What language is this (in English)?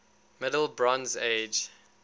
English